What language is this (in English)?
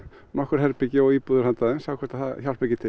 Icelandic